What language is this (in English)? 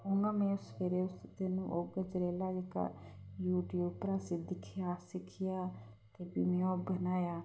Dogri